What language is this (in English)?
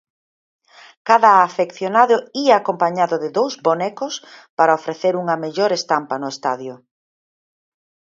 Galician